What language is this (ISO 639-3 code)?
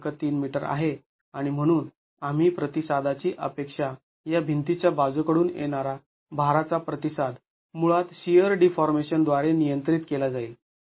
mar